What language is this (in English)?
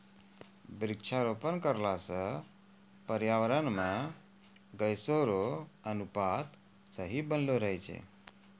Maithili